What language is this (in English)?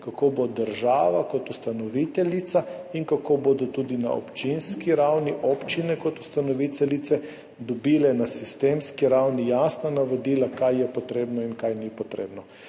Slovenian